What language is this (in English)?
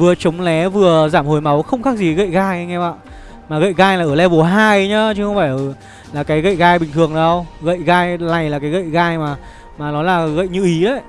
Vietnamese